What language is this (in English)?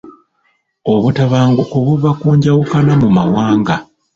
Ganda